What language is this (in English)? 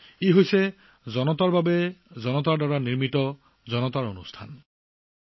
Assamese